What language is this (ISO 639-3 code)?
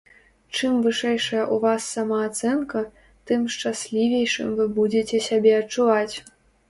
bel